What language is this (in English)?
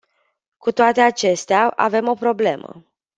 Romanian